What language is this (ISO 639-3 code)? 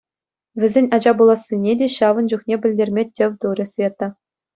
chv